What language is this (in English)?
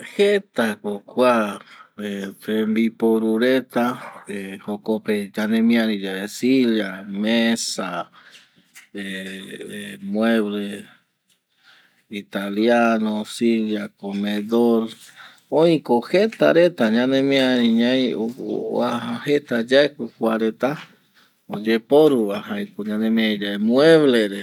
Eastern Bolivian Guaraní